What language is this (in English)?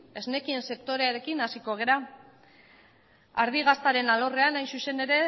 Basque